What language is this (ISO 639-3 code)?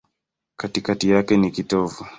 swa